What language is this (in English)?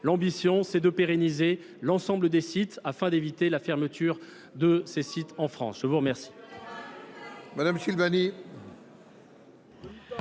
French